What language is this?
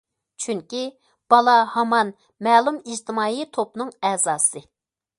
Uyghur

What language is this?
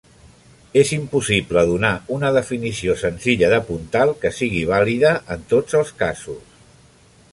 Catalan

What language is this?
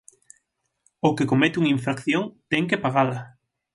Galician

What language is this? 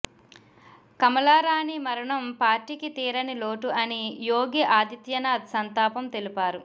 Telugu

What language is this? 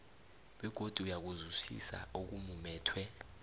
South Ndebele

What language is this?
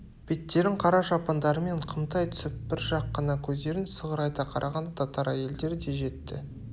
Kazakh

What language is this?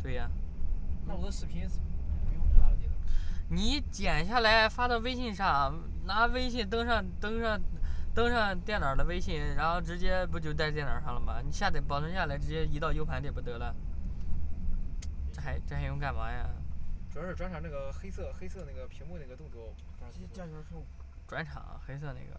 Chinese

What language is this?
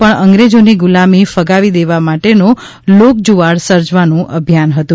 Gujarati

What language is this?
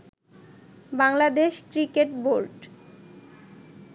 Bangla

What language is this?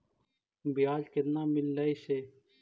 Magahi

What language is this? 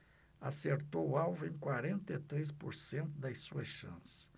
Portuguese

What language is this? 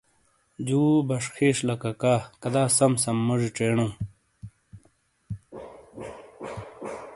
Shina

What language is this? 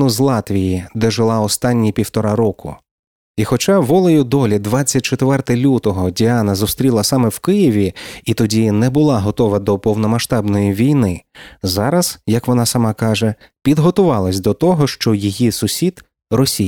Ukrainian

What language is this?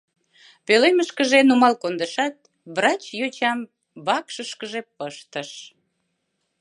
Mari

